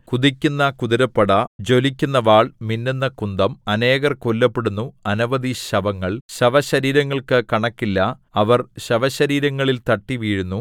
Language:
Malayalam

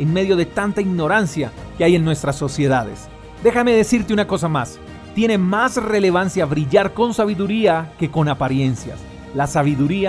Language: Spanish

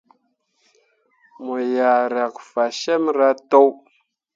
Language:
Mundang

